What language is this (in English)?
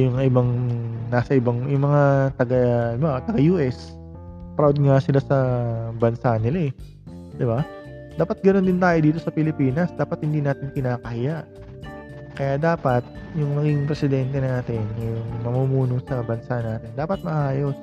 Filipino